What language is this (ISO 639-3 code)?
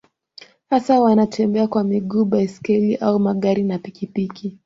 swa